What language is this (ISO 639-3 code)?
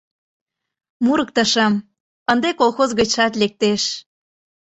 chm